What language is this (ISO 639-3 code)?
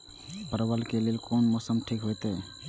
mai